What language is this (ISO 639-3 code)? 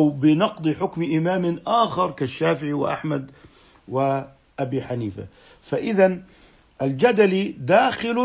ara